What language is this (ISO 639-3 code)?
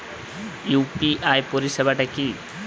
ben